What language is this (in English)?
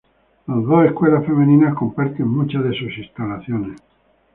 Spanish